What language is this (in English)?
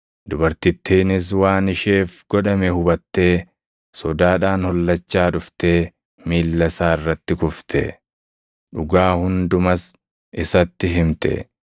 Oromo